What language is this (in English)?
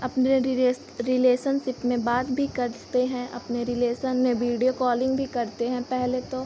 Hindi